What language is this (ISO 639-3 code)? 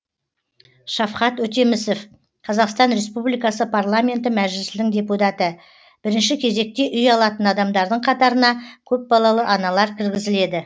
kaz